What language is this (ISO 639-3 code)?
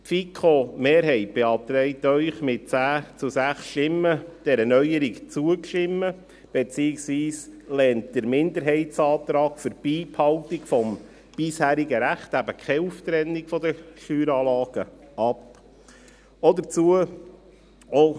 gsw